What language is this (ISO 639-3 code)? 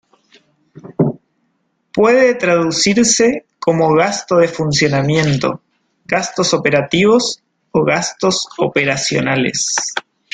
spa